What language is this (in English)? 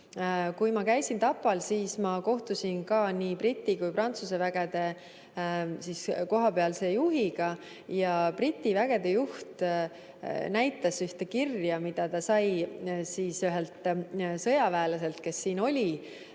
Estonian